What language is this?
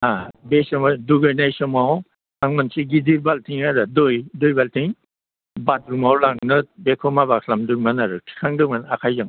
Bodo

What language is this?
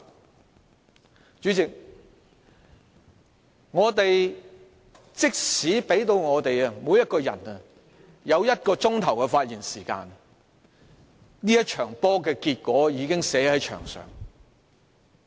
Cantonese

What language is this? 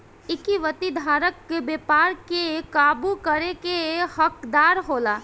Bhojpuri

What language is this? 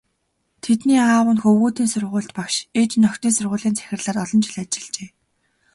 Mongolian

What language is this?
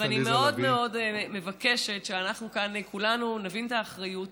Hebrew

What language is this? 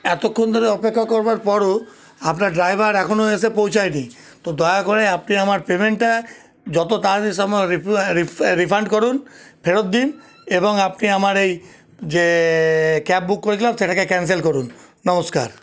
Bangla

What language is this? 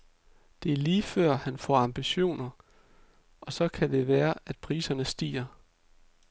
Danish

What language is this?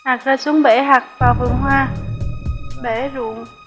Vietnamese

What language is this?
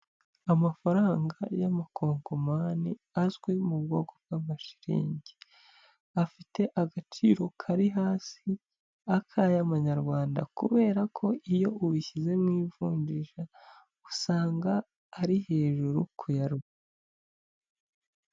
Kinyarwanda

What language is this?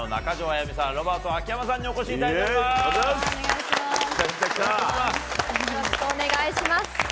Japanese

